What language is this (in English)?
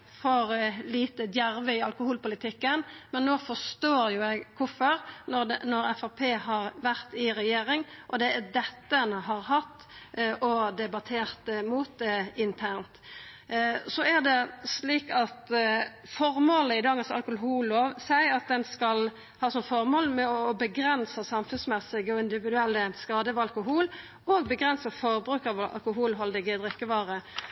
Norwegian Nynorsk